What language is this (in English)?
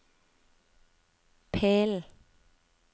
Norwegian